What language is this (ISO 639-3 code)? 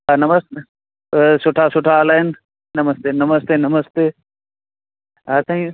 snd